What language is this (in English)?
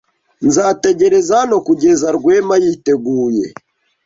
Kinyarwanda